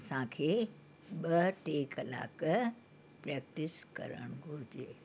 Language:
Sindhi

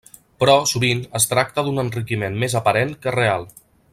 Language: Catalan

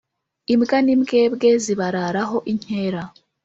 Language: Kinyarwanda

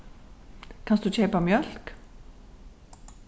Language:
Faroese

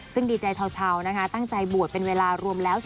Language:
Thai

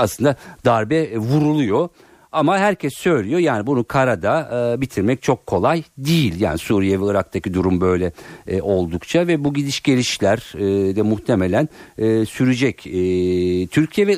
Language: Turkish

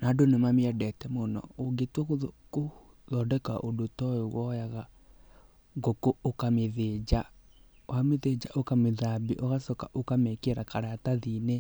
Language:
Kikuyu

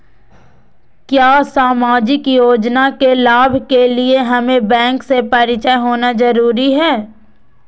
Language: Magahi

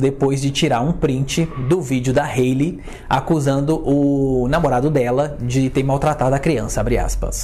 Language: Portuguese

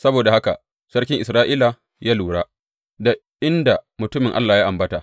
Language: Hausa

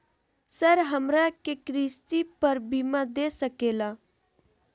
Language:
Magahi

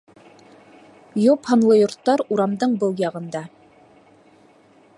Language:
Bashkir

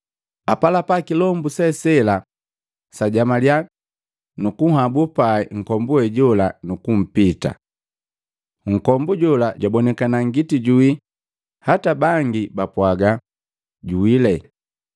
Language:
Matengo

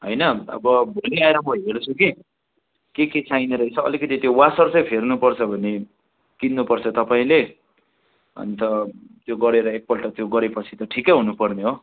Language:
Nepali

